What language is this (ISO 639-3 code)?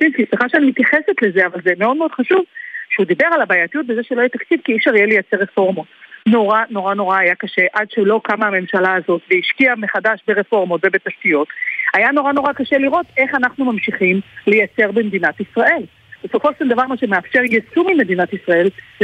heb